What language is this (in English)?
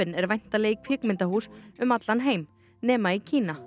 Icelandic